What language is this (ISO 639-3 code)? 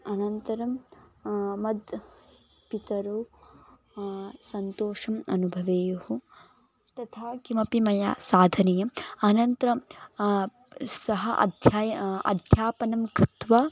san